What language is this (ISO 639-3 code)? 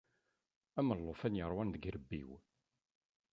kab